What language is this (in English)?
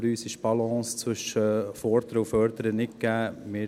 Swiss German